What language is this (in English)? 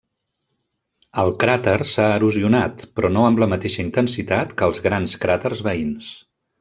Catalan